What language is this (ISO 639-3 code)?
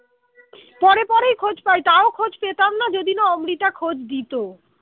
ben